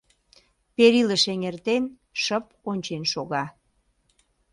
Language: Mari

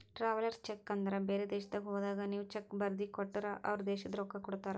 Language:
Kannada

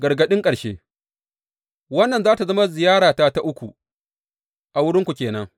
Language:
Hausa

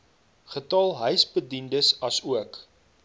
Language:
Afrikaans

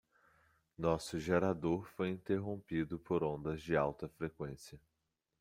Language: Portuguese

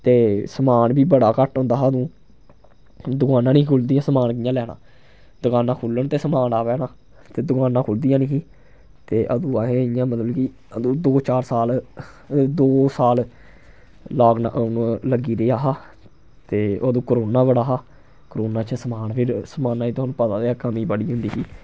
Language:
Dogri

